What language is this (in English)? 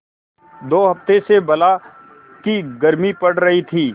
Hindi